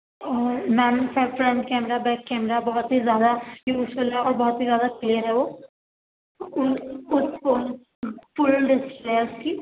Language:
Urdu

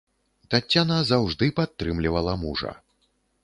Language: Belarusian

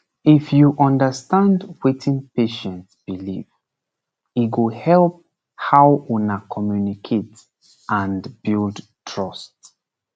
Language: Nigerian Pidgin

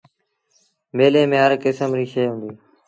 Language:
Sindhi Bhil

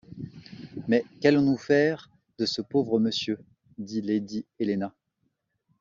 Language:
French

